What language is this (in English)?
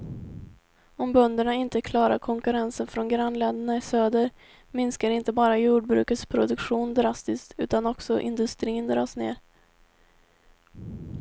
Swedish